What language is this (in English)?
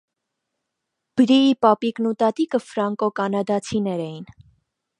Armenian